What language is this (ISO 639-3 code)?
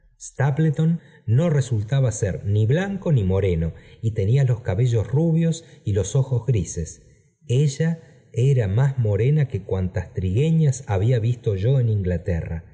spa